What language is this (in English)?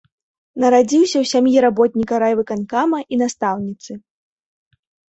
Belarusian